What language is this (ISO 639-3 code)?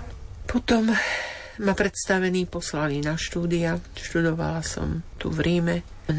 slk